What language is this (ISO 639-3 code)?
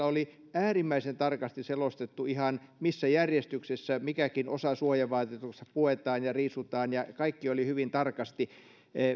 fin